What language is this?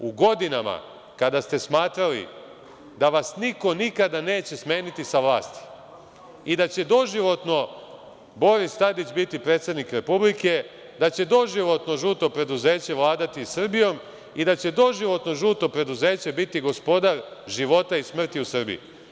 Serbian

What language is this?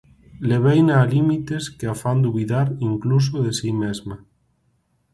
Galician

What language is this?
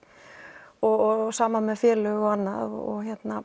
Icelandic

